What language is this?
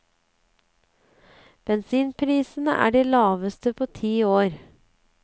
Norwegian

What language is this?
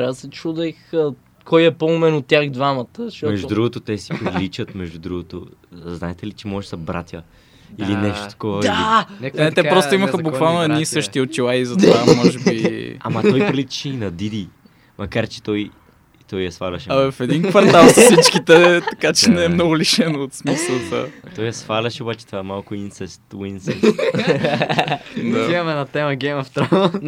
Bulgarian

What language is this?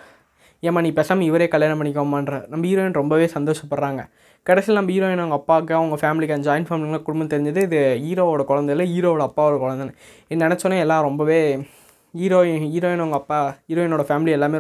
Tamil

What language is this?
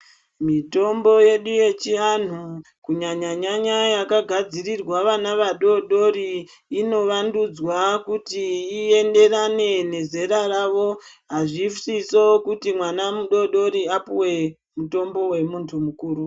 Ndau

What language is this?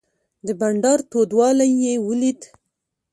Pashto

